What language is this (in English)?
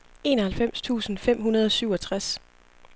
Danish